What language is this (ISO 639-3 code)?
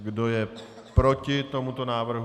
ces